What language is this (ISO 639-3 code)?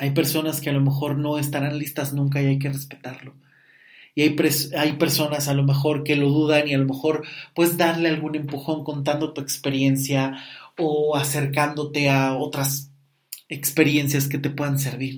spa